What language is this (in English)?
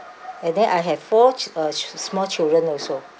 English